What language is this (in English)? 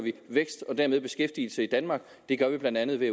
Danish